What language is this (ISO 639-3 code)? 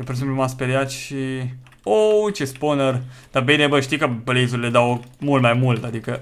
ron